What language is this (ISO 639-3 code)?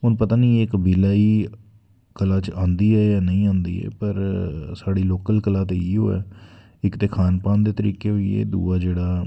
doi